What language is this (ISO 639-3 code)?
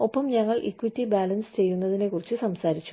mal